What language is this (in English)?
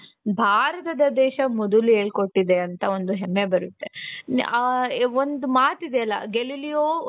Kannada